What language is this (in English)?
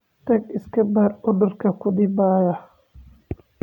Somali